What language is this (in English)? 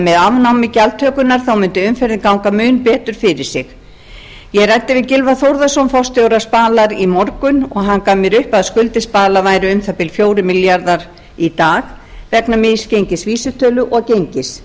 Icelandic